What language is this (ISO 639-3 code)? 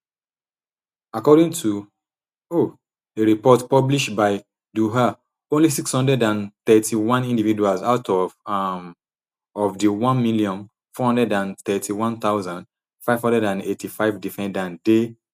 pcm